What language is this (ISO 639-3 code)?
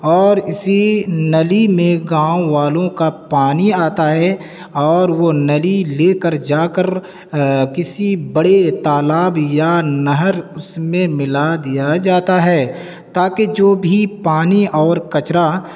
urd